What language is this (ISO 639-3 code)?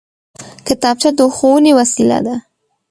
pus